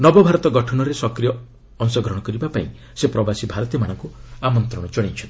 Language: Odia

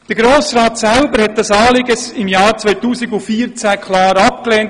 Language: Swiss German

